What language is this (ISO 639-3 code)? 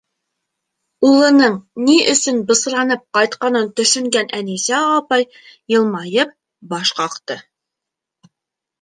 bak